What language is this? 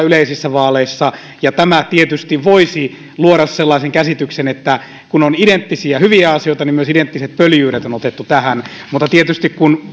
Finnish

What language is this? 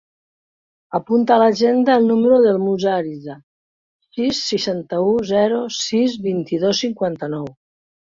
Catalan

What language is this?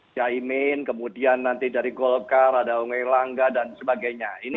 Indonesian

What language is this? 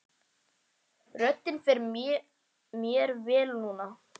Icelandic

